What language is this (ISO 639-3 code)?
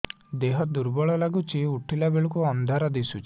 ori